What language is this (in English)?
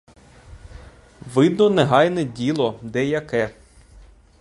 Ukrainian